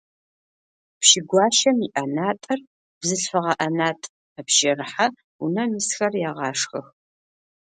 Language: Adyghe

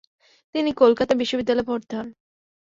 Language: Bangla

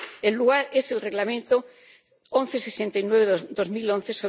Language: Spanish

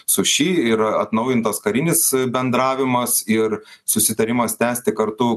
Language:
Lithuanian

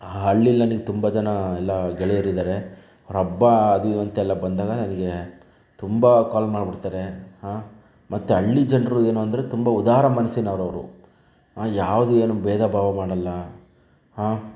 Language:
Kannada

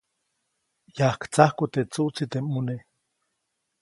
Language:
Copainalá Zoque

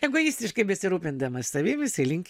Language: Lithuanian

